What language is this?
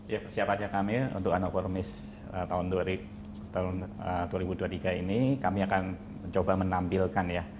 Indonesian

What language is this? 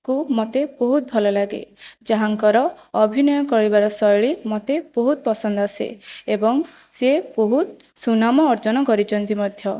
Odia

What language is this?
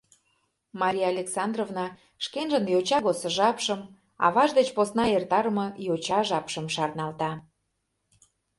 Mari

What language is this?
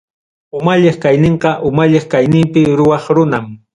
Ayacucho Quechua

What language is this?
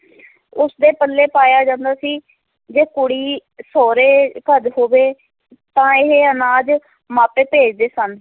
Punjabi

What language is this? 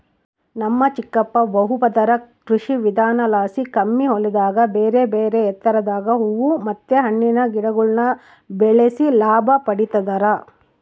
Kannada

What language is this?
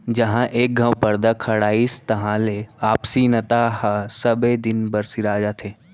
Chhattisgarhi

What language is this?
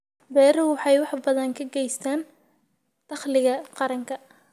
Somali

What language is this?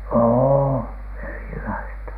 Finnish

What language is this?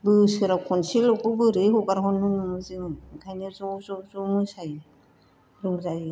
Bodo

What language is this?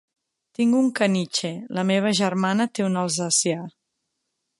Catalan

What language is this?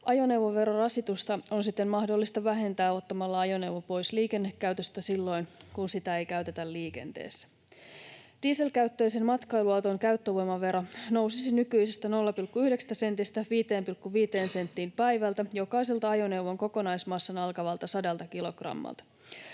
Finnish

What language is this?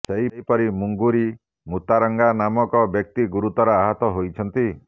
Odia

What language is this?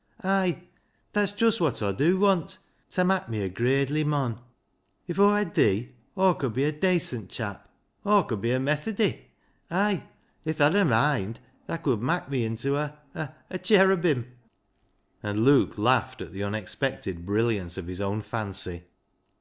English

